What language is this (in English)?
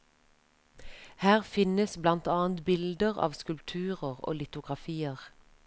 Norwegian